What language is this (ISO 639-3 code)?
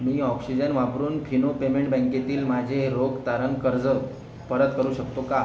mar